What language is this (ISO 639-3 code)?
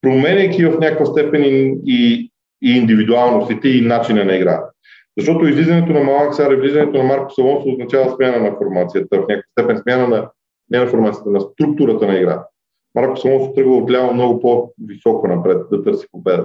bul